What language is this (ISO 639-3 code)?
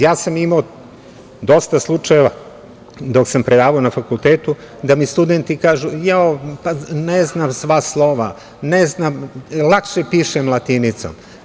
srp